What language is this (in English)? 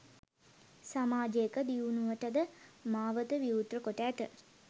Sinhala